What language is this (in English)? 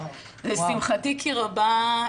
Hebrew